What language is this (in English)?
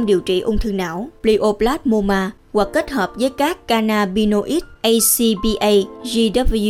Vietnamese